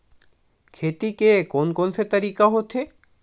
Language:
Chhattisgarhi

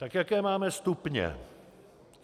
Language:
Czech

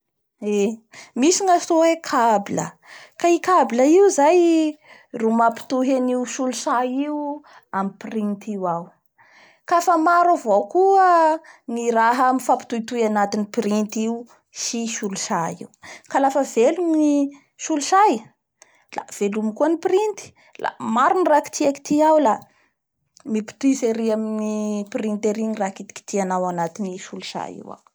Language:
Bara Malagasy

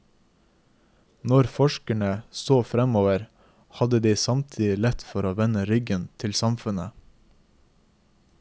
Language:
Norwegian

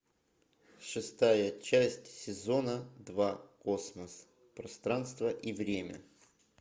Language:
Russian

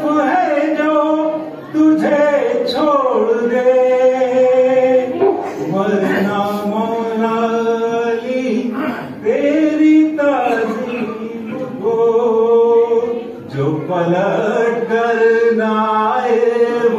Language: Arabic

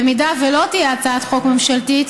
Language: Hebrew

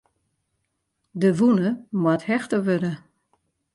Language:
Western Frisian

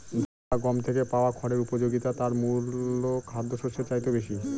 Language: Bangla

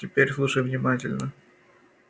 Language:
Russian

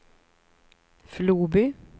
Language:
Swedish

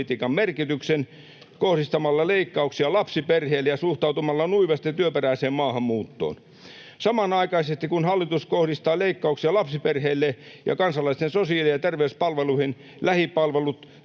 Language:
Finnish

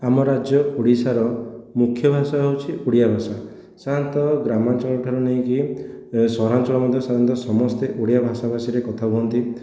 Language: Odia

